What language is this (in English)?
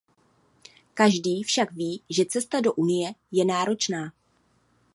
Czech